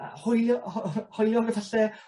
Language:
Welsh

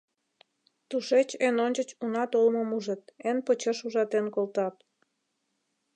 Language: Mari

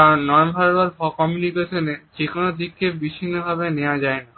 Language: Bangla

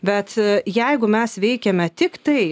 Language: Lithuanian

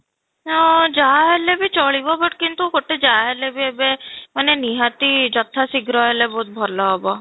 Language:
Odia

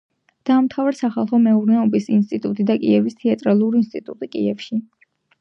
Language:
Georgian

